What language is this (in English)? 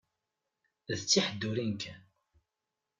Kabyle